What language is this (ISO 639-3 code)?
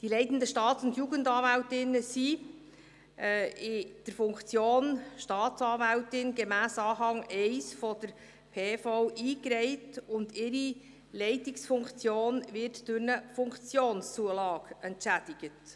gsw